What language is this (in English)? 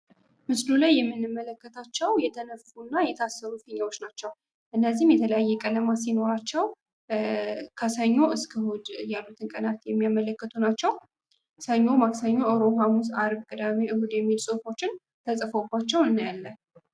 Amharic